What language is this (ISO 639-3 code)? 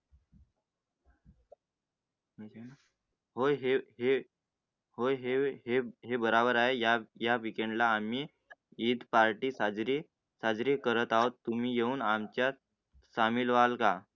mar